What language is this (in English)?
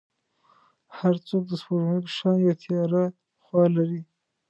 Pashto